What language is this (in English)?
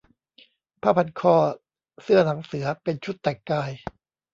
Thai